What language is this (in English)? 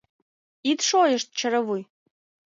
Mari